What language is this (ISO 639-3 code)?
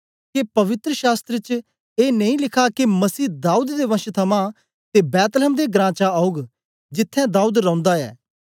doi